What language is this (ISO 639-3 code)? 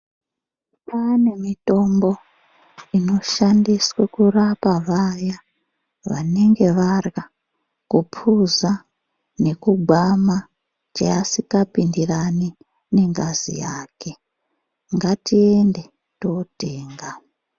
ndc